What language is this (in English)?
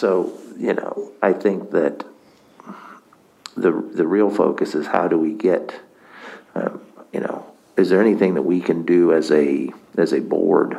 English